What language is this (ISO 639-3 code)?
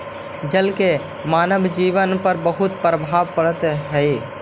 mag